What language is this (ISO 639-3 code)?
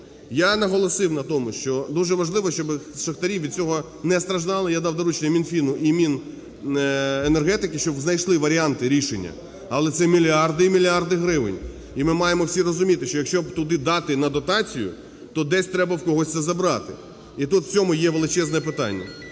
ukr